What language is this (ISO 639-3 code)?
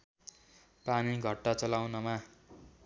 nep